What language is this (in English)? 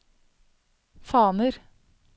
Norwegian